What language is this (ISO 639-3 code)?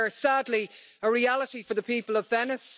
eng